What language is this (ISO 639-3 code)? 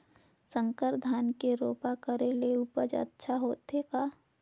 hne